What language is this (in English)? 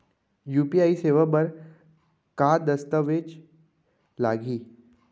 Chhattisgarhi